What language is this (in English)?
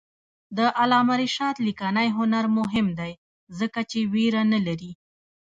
Pashto